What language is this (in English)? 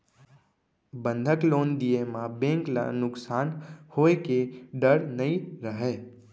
Chhattisgarhi